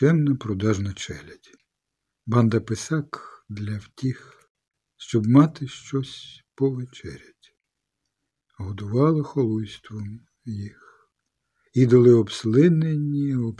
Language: Ukrainian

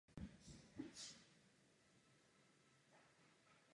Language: Czech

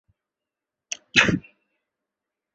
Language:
Chinese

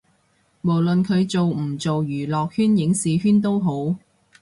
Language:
Cantonese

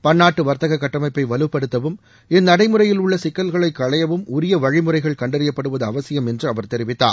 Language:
Tamil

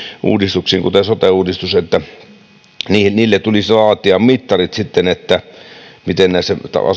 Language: Finnish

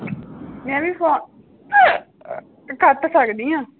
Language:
Punjabi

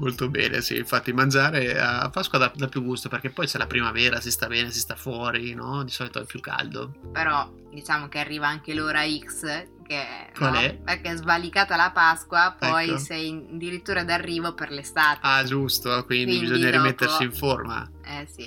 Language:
Italian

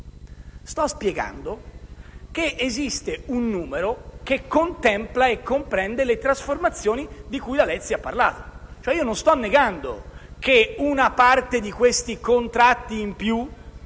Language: Italian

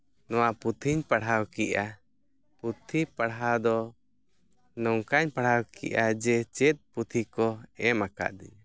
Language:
Santali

